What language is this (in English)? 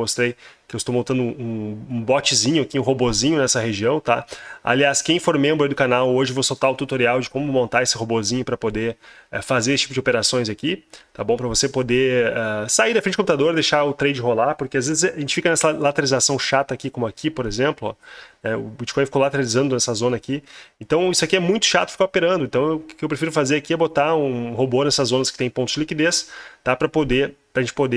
Portuguese